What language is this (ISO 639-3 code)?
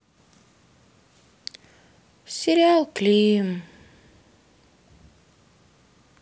rus